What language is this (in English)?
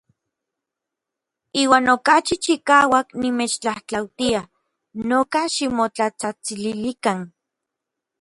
Orizaba Nahuatl